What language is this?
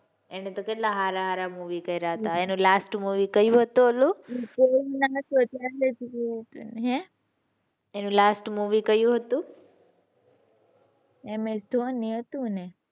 Gujarati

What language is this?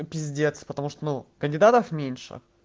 Russian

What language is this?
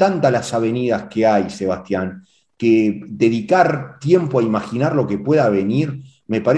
Spanish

